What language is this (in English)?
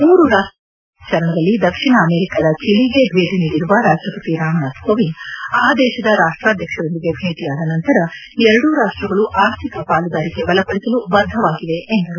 Kannada